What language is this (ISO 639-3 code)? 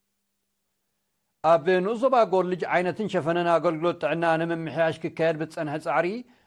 ara